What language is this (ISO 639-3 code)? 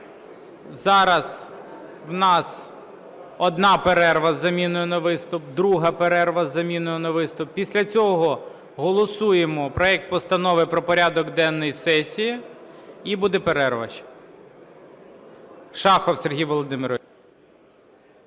ukr